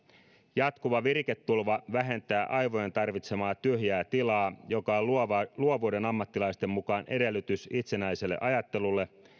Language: Finnish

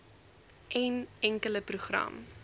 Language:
Afrikaans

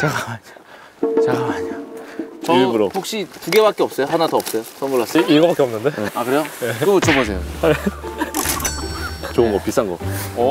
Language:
Korean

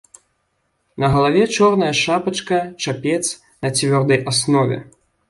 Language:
Belarusian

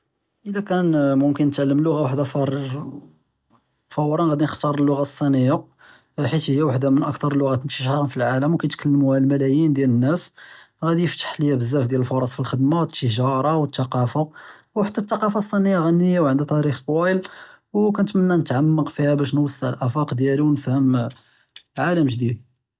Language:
Judeo-Arabic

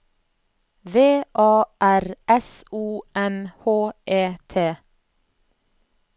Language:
Norwegian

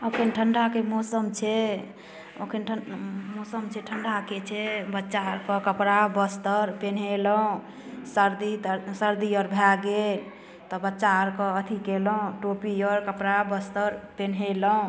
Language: Maithili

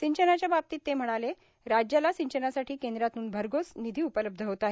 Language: Marathi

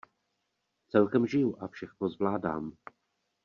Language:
Czech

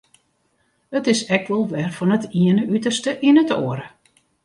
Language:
Western Frisian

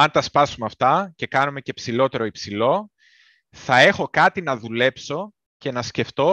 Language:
Greek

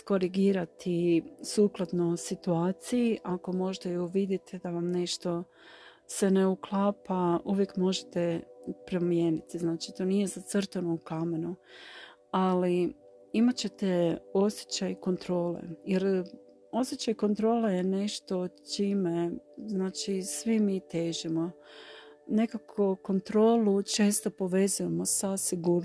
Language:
Croatian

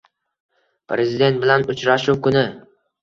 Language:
Uzbek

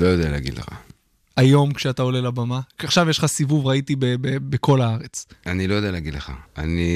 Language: Hebrew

